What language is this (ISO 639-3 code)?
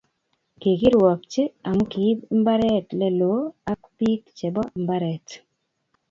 kln